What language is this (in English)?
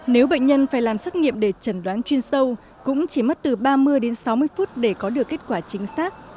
Vietnamese